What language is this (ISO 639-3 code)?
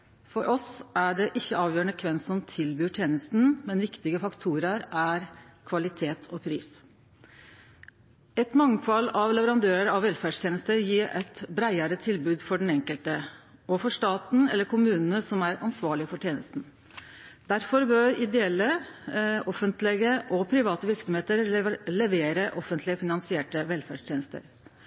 nno